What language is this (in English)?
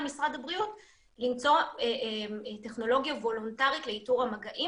Hebrew